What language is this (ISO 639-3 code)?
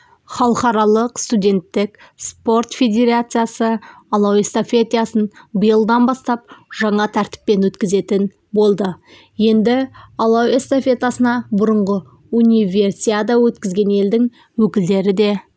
kaz